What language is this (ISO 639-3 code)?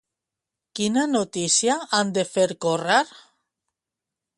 cat